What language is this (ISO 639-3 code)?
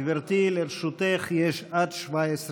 heb